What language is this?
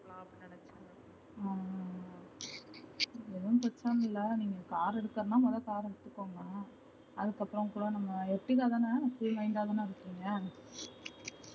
Tamil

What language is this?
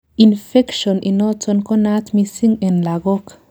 Kalenjin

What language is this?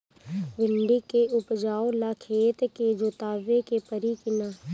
Bhojpuri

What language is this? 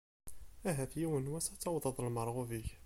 Kabyle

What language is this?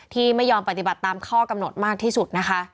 Thai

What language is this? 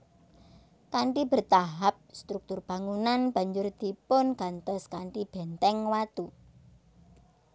Javanese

